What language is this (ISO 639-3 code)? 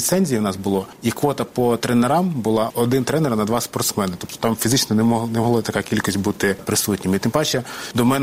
ukr